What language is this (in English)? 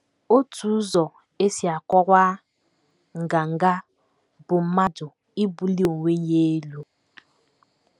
Igbo